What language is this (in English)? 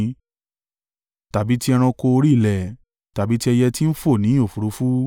Yoruba